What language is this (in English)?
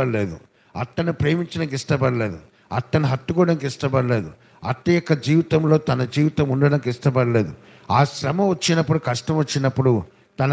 Telugu